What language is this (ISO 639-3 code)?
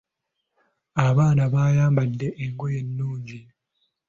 lug